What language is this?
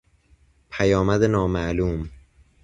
Persian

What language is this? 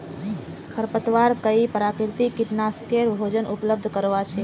Magahi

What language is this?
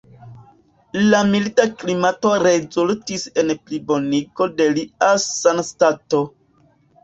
Esperanto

